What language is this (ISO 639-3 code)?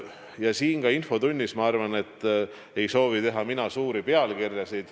est